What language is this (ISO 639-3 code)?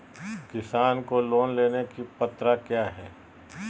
mag